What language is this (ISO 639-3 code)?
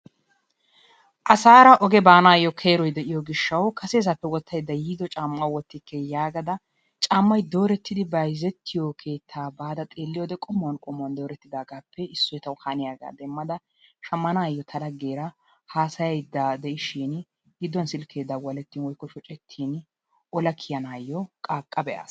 wal